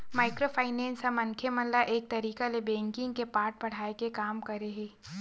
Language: Chhattisgarhi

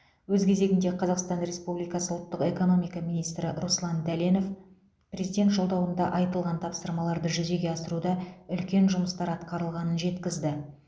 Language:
Kazakh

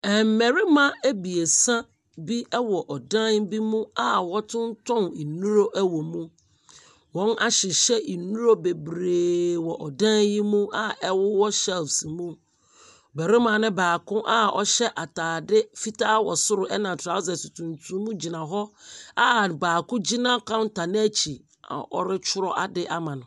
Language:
Akan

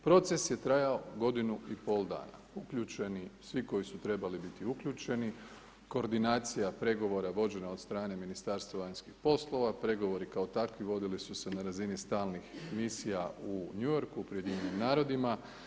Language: Croatian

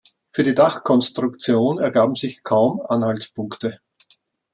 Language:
German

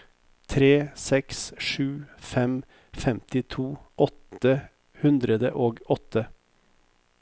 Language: Norwegian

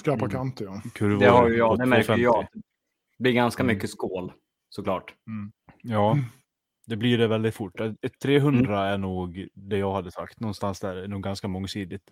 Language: Swedish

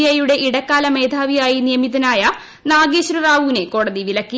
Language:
Malayalam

